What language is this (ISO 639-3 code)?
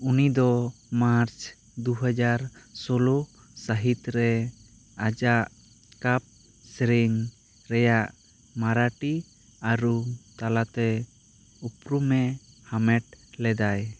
sat